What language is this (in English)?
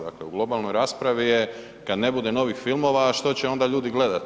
Croatian